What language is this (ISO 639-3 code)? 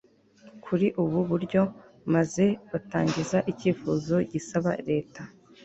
kin